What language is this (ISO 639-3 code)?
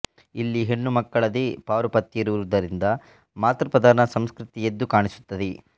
kan